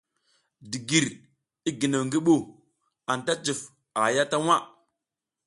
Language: South Giziga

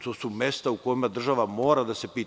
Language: Serbian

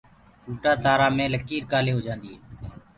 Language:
Gurgula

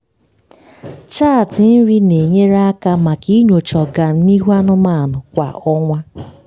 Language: Igbo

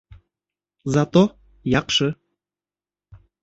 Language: Bashkir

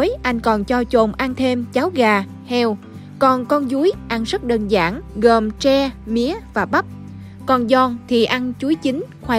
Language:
Vietnamese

